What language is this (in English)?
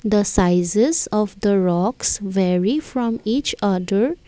English